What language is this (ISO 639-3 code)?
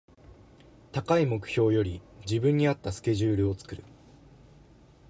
jpn